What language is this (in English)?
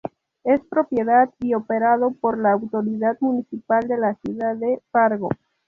Spanish